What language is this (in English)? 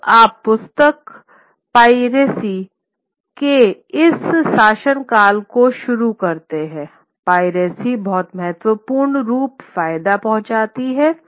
Hindi